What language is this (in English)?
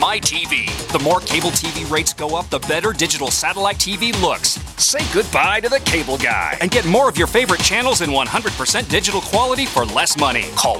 English